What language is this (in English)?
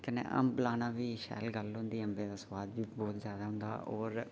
Dogri